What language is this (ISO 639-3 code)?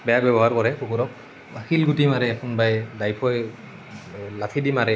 asm